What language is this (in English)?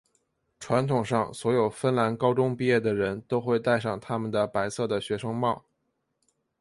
Chinese